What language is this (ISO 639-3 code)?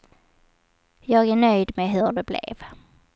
swe